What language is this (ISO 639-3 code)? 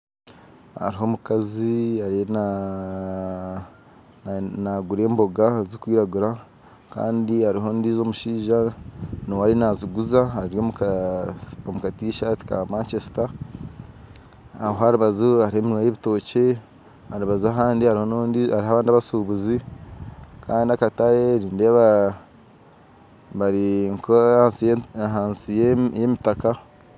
nyn